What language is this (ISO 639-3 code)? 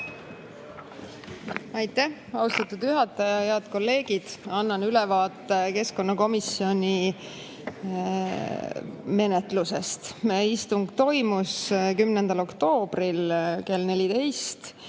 est